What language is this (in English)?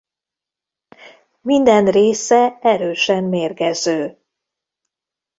Hungarian